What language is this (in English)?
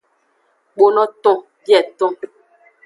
Aja (Benin)